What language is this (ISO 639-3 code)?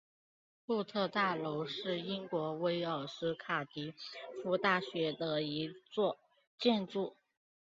zho